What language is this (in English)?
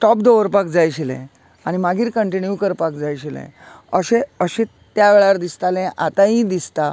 Konkani